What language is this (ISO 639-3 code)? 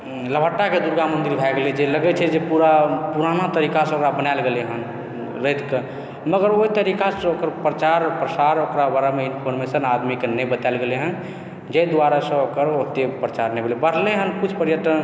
mai